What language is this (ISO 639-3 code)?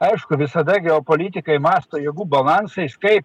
lit